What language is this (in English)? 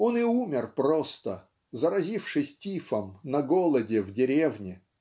Russian